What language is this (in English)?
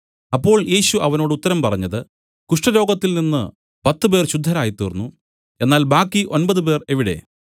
Malayalam